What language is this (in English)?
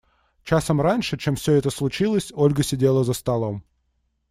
Russian